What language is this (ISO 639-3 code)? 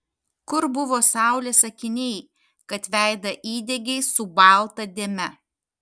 lit